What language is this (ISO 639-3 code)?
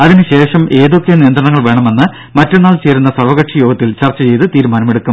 mal